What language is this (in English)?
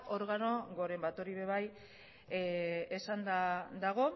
Basque